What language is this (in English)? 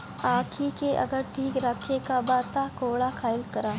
Bhojpuri